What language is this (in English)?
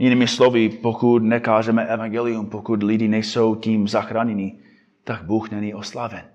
Czech